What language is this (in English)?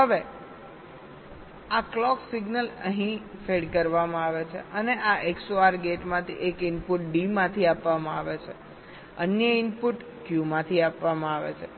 Gujarati